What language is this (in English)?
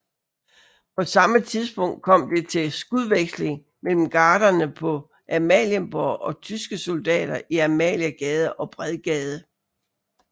Danish